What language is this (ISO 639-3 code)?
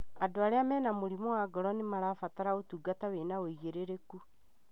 kik